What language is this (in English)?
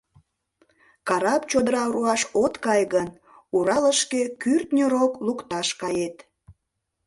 Mari